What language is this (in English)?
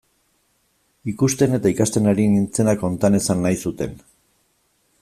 Basque